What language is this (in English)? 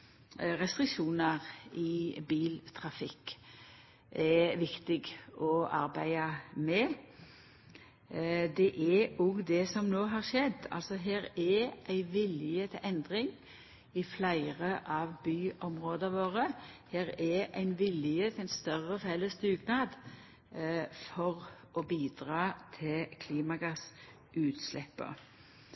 Norwegian Nynorsk